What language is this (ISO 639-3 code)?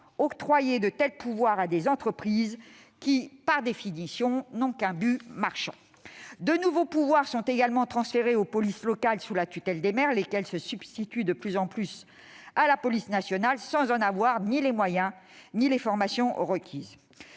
fra